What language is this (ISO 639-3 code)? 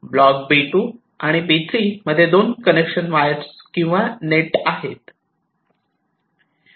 mar